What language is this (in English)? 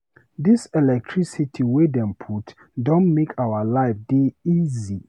Nigerian Pidgin